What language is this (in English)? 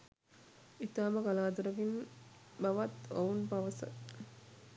Sinhala